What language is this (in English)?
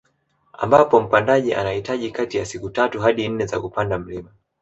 Swahili